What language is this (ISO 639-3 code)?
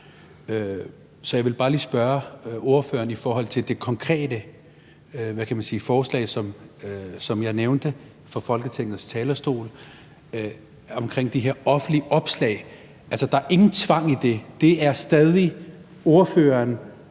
dan